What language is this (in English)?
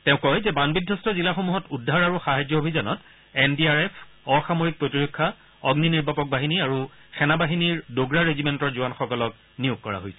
Assamese